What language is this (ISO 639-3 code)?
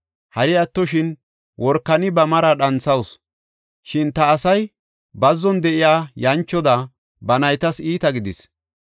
gof